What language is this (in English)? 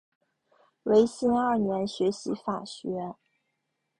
Chinese